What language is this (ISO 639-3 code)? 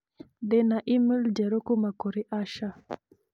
kik